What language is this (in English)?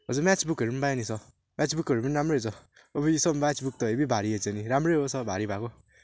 Nepali